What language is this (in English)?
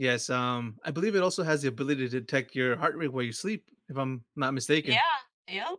English